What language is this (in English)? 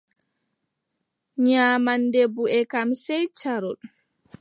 Adamawa Fulfulde